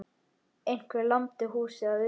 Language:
Icelandic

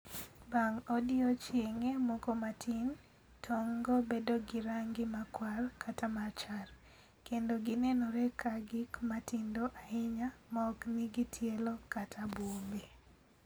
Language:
Luo (Kenya and Tanzania)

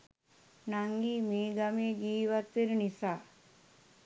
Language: Sinhala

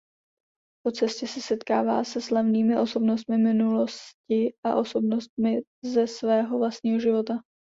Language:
Czech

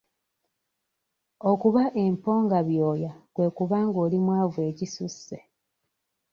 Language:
Ganda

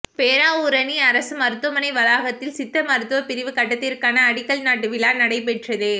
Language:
Tamil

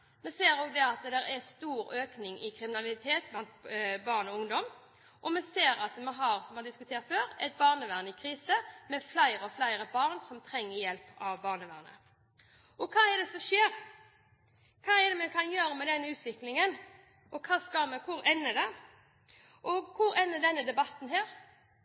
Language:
Norwegian Bokmål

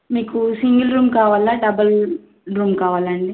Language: Telugu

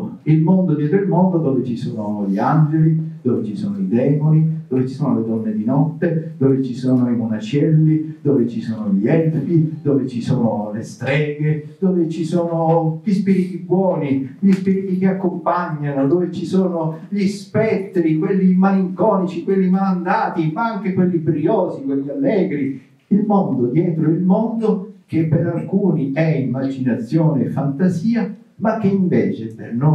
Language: Italian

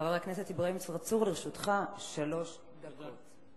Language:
Hebrew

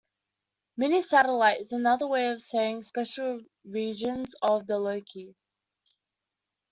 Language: English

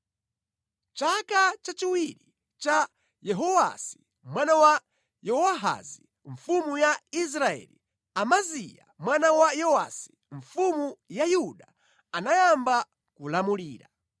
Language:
Nyanja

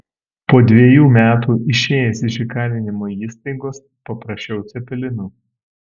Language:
Lithuanian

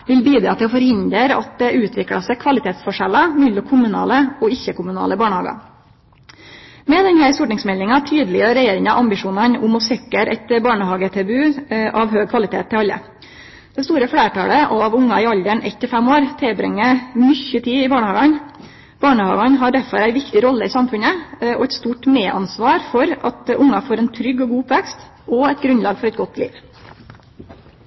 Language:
Norwegian Nynorsk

